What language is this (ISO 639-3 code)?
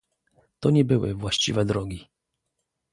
pol